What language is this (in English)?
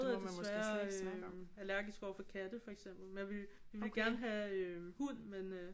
Danish